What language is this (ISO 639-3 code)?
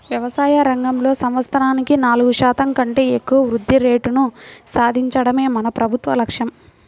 tel